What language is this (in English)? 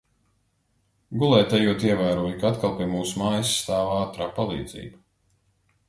Latvian